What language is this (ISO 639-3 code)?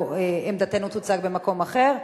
heb